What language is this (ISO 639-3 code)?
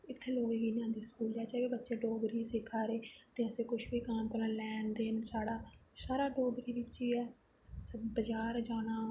doi